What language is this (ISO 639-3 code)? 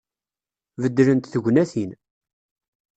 kab